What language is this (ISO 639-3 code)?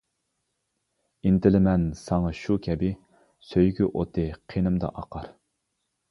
uig